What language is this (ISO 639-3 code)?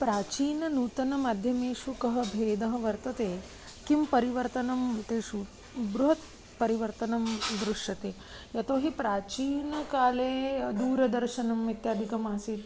san